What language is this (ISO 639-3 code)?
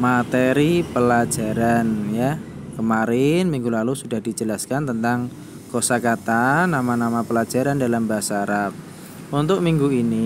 ind